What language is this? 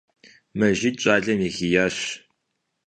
Kabardian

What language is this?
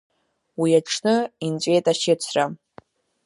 Abkhazian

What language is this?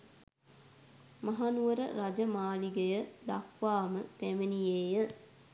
Sinhala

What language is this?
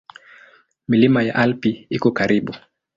Swahili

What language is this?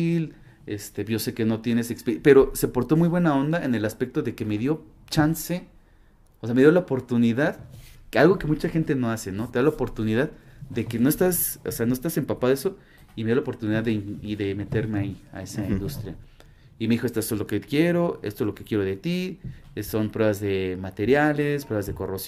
Spanish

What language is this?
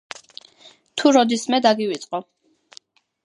Georgian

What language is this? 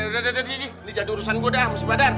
Indonesian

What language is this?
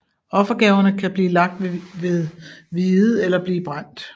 Danish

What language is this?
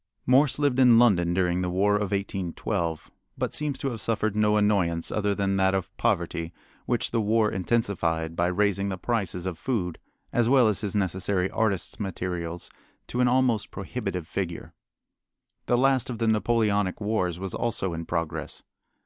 English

